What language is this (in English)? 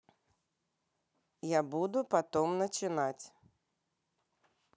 Russian